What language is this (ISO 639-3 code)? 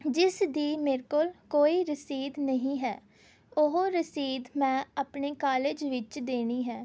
pan